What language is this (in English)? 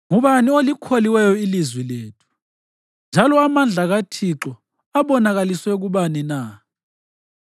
North Ndebele